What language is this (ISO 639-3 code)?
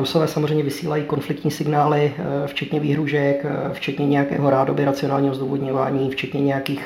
ces